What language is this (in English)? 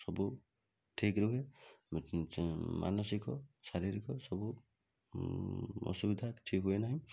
Odia